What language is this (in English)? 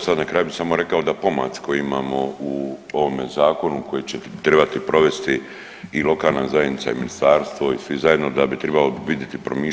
Croatian